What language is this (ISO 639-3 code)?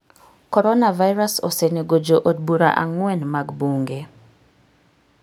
luo